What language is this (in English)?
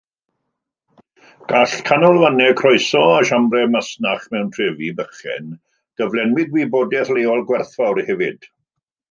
Welsh